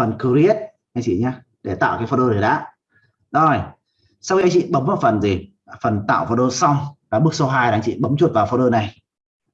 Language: Vietnamese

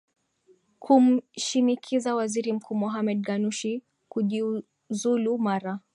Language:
Swahili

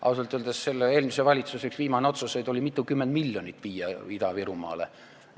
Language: Estonian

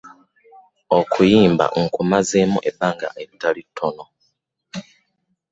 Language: Ganda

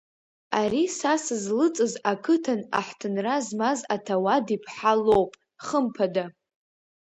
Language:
Abkhazian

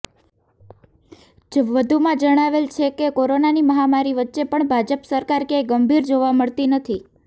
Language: Gujarati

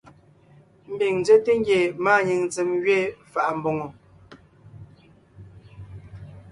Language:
Ngiemboon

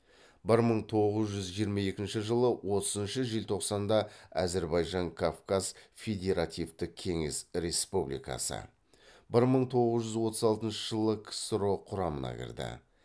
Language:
Kazakh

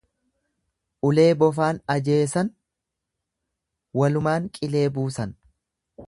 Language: Oromo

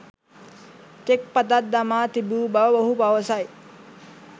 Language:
Sinhala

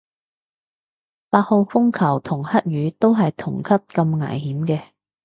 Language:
Cantonese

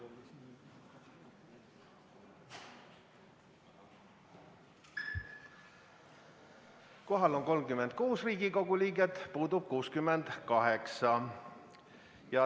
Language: Estonian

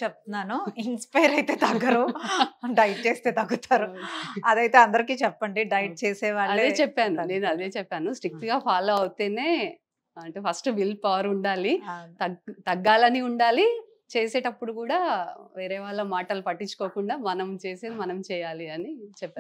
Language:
Telugu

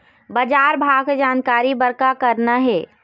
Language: Chhattisgarhi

